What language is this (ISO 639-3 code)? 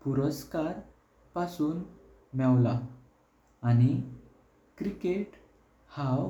kok